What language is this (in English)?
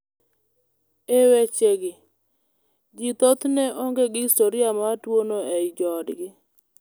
Luo (Kenya and Tanzania)